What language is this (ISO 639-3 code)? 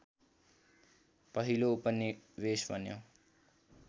nep